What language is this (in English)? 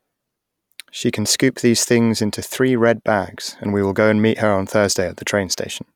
English